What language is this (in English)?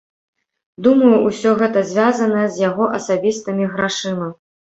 Belarusian